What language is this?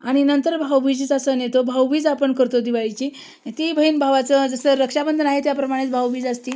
Marathi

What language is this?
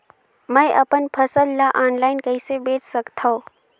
Chhattisgarhi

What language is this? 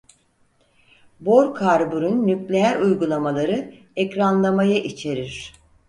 Turkish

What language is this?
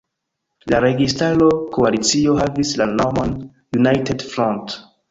Esperanto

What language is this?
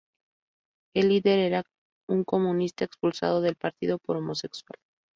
Spanish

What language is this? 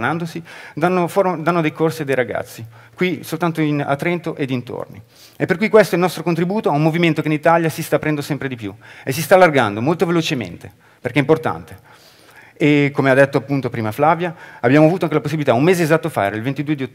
Italian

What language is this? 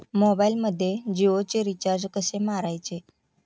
Marathi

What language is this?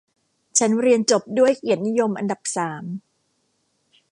Thai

